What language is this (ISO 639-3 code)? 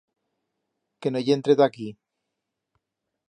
arg